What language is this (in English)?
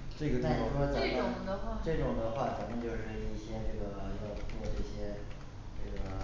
Chinese